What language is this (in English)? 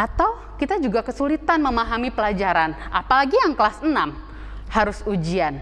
Indonesian